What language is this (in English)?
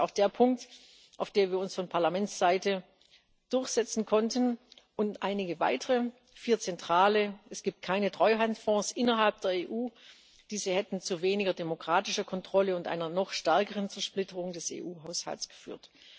German